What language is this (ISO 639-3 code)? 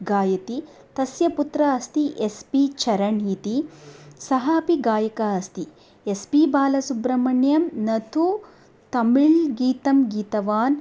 san